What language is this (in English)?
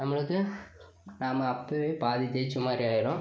Tamil